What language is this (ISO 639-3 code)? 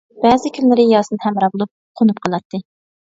uig